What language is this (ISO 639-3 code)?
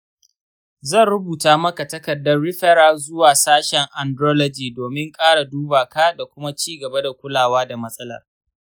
hau